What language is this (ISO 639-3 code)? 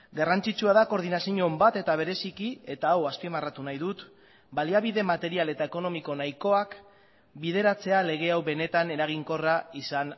eus